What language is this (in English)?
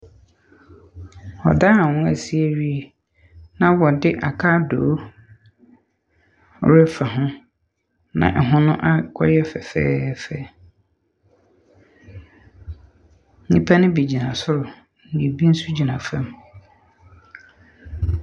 Akan